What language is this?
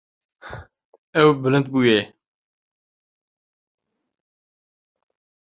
Kurdish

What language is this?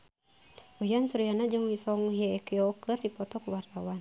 Sundanese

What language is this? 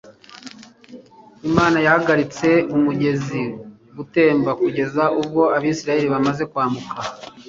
Kinyarwanda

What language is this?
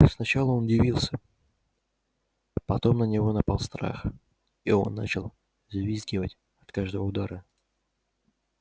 Russian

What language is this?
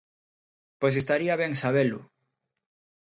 Galician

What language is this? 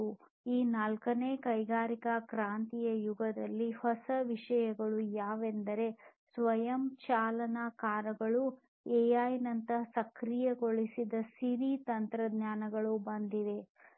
Kannada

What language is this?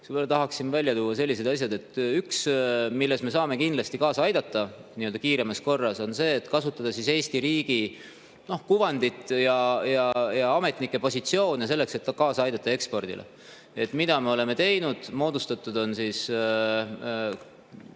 Estonian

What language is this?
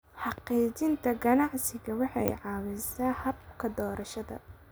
Somali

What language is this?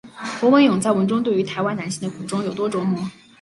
Chinese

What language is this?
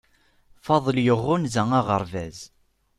Kabyle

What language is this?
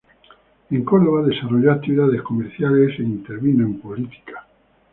Spanish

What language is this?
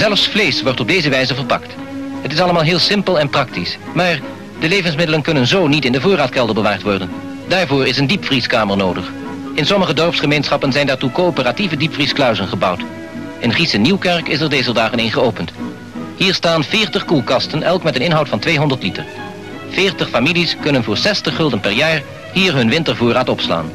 Dutch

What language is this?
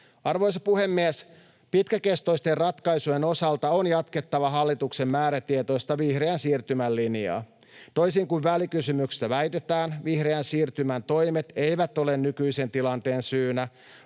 Finnish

